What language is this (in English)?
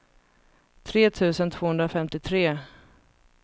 Swedish